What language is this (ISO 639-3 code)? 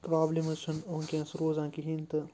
kas